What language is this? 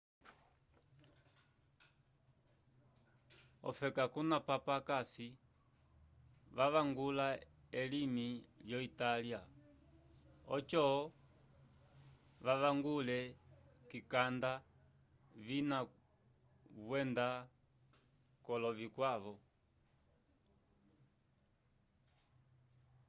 Umbundu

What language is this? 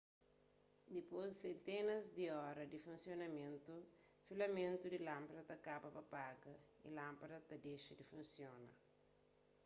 Kabuverdianu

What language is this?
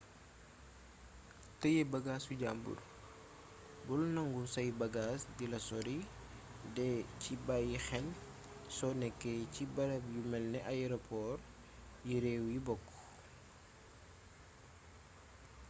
Wolof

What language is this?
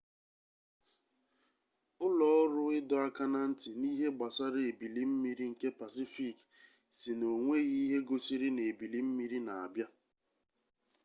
Igbo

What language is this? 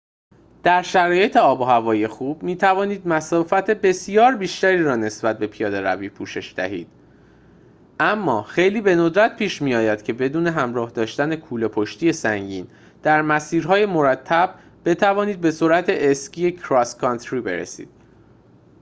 Persian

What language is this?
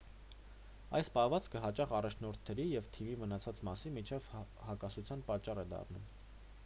Armenian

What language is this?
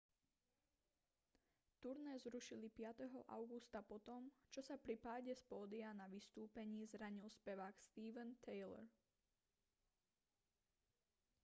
Slovak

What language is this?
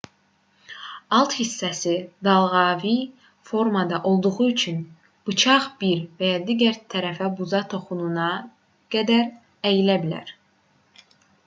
Azerbaijani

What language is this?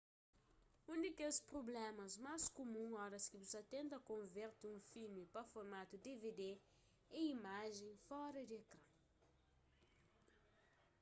Kabuverdianu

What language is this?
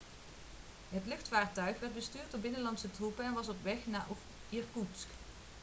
Dutch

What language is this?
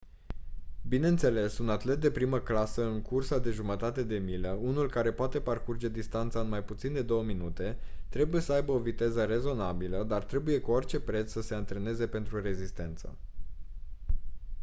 Romanian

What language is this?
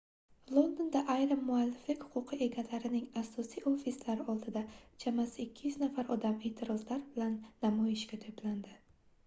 Uzbek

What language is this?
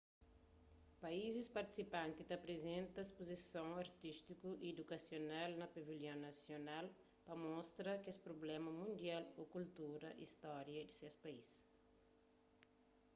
Kabuverdianu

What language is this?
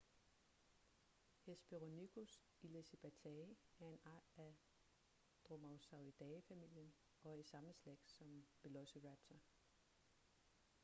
Danish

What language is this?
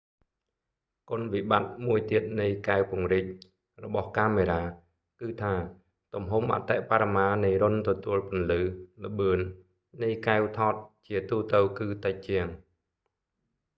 Khmer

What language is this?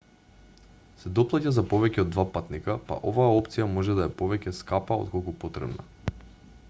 Macedonian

